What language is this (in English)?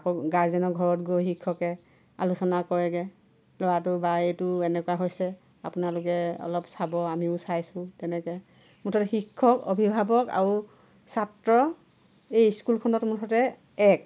Assamese